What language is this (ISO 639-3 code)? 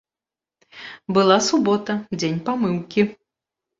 bel